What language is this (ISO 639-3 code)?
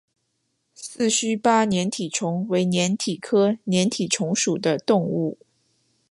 zho